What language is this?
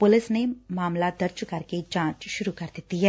Punjabi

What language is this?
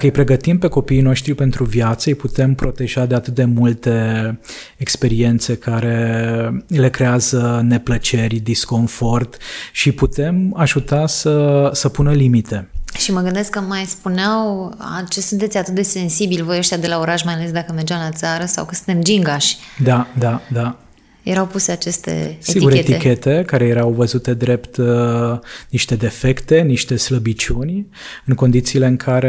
Romanian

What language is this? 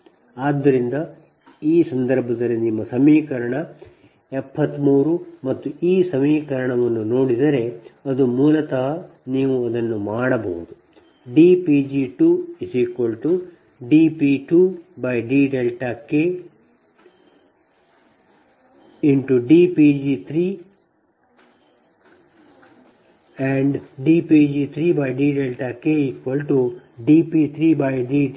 Kannada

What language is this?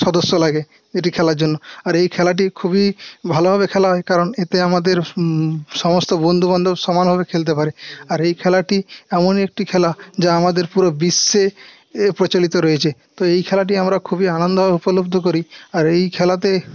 Bangla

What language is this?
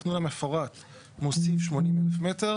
Hebrew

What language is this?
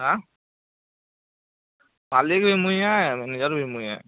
Odia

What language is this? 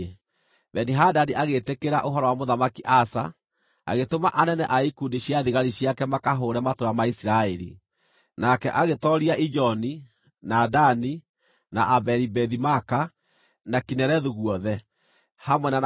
Kikuyu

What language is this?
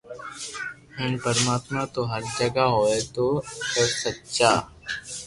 Loarki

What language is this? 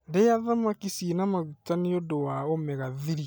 Kikuyu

